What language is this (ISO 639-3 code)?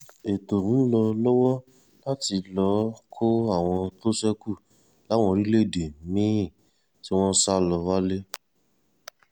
yor